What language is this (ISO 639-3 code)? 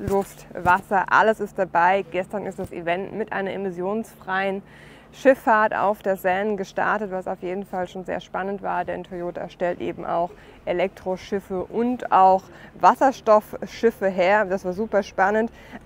deu